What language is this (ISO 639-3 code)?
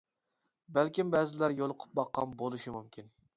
uig